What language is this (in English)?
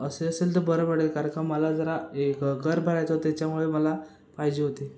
Marathi